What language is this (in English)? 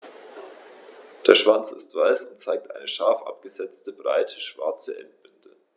German